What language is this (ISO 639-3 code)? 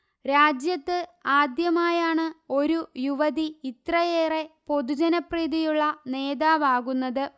mal